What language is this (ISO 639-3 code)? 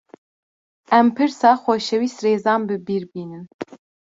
kur